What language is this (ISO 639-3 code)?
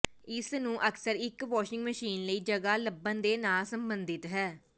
pan